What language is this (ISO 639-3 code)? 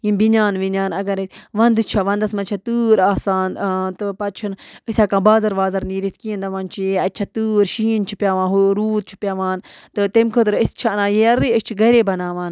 kas